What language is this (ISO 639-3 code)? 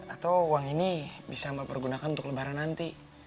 ind